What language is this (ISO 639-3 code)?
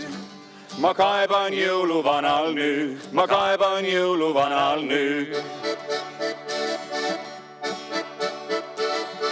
est